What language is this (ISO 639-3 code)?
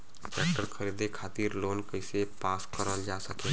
bho